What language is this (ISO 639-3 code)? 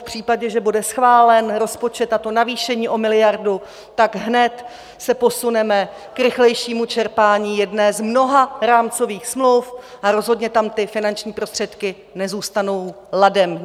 ces